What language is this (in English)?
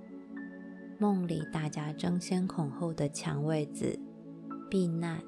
Chinese